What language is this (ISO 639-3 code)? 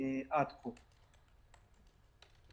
heb